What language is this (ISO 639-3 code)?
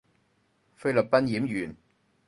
yue